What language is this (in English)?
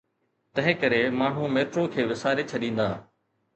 Sindhi